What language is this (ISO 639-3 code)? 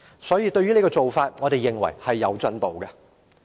yue